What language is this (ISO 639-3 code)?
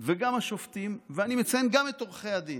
heb